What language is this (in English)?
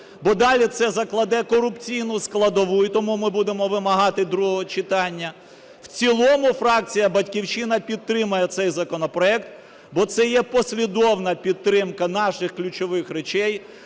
Ukrainian